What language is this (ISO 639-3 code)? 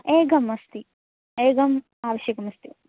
san